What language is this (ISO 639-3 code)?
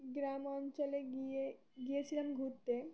ben